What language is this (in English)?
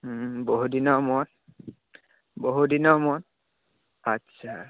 Assamese